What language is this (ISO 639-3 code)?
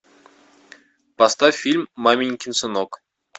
rus